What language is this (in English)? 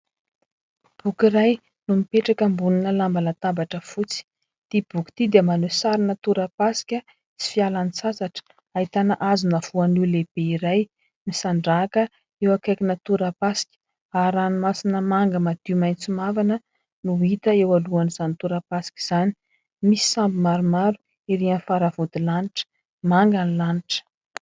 Malagasy